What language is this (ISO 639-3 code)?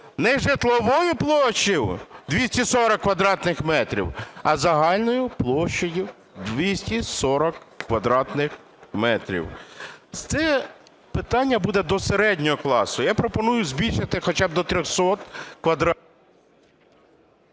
ukr